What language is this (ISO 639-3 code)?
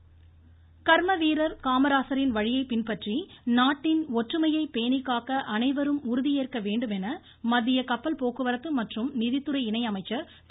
tam